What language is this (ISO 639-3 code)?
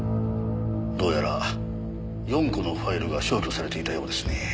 jpn